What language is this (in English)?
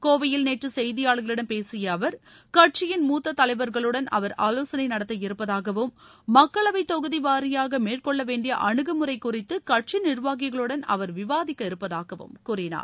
Tamil